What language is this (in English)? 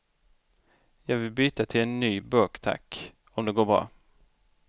Swedish